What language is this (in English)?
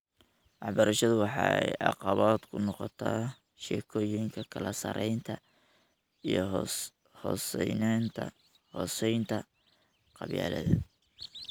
Somali